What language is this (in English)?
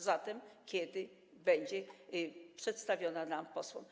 Polish